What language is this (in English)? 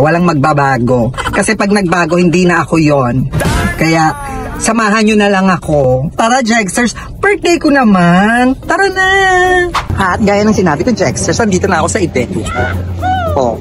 Filipino